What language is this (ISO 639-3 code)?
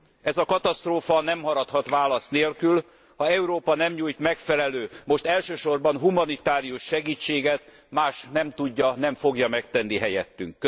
hun